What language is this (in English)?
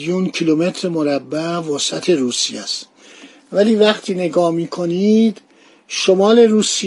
Persian